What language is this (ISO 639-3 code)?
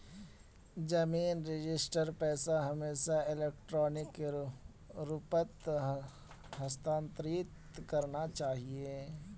mag